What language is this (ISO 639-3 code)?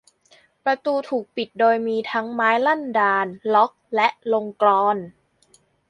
tha